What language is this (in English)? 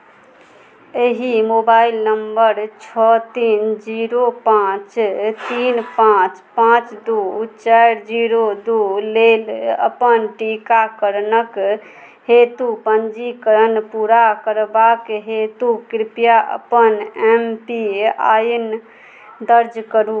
Maithili